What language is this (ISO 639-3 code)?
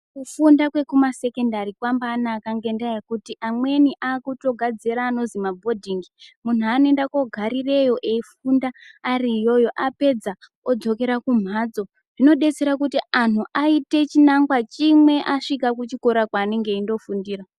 ndc